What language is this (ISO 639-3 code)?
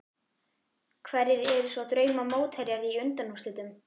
isl